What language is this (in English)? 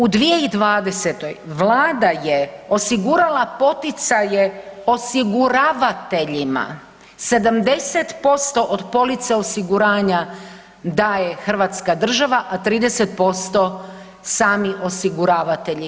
Croatian